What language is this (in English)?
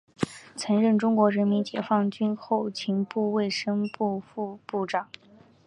Chinese